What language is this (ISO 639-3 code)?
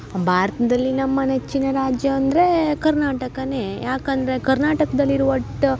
kan